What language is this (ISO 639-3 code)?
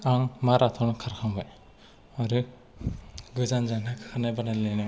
brx